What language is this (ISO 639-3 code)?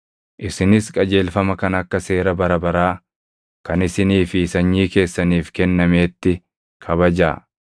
orm